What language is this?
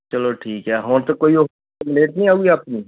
Punjabi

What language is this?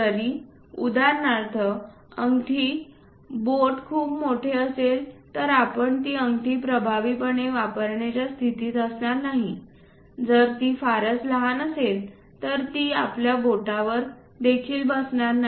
Marathi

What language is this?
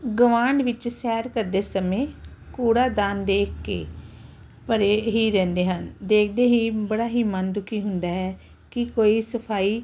Punjabi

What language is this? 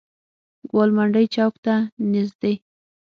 Pashto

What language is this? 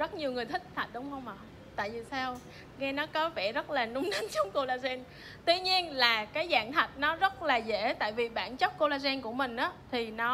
Vietnamese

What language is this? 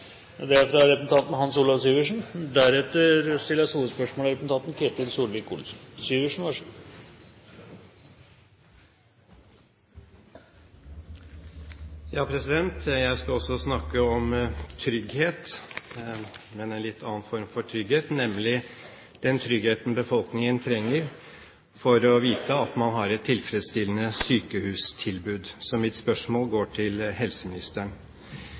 Norwegian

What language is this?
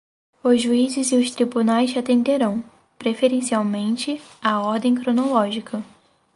Portuguese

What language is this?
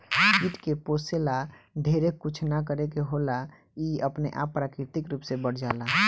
Bhojpuri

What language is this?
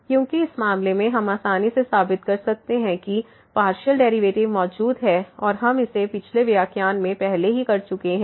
Hindi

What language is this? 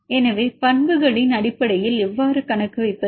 Tamil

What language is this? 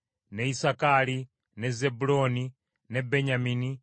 Ganda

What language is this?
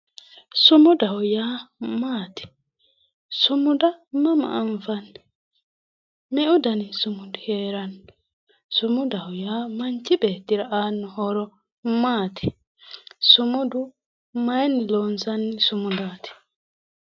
Sidamo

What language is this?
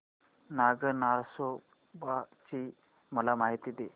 Marathi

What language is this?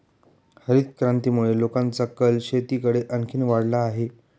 Marathi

